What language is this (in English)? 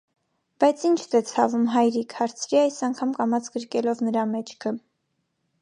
Armenian